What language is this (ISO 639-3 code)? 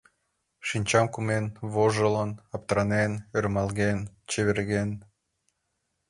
chm